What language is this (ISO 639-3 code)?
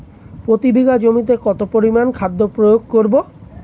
ben